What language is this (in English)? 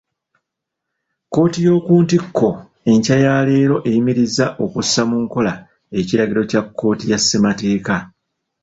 Ganda